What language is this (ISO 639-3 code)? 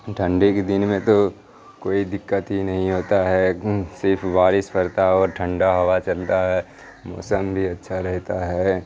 urd